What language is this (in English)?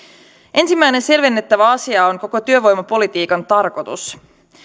Finnish